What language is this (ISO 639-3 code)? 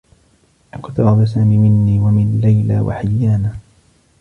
ara